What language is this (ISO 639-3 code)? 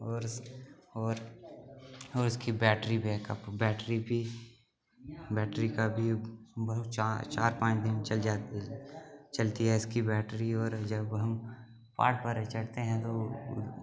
doi